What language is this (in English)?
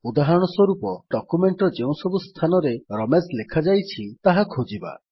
Odia